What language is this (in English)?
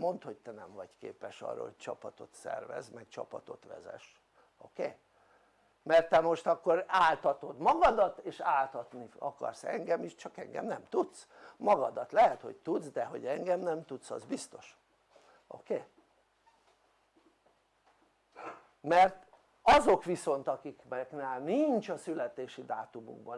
Hungarian